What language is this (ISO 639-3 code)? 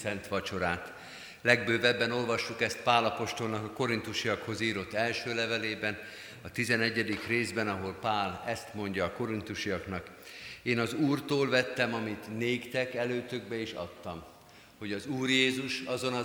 hun